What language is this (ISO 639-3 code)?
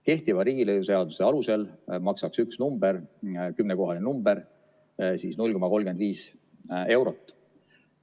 est